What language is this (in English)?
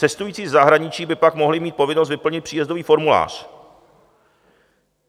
Czech